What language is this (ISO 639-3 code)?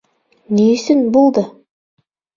bak